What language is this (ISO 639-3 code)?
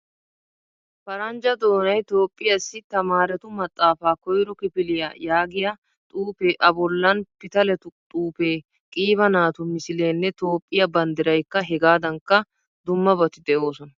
wal